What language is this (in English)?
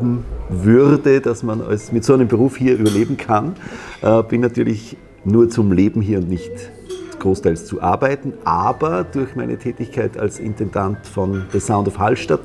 German